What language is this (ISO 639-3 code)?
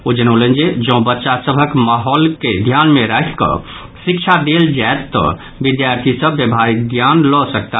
mai